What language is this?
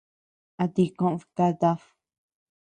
Tepeuxila Cuicatec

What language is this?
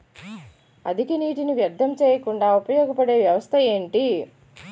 Telugu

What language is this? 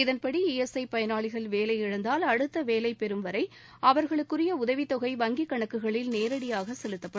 Tamil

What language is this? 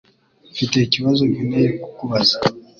Kinyarwanda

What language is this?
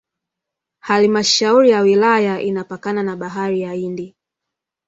Swahili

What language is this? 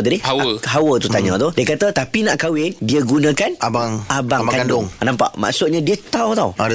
Malay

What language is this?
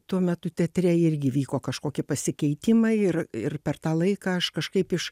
Lithuanian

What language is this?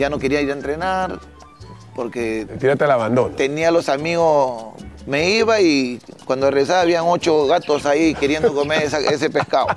Spanish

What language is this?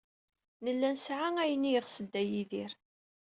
Kabyle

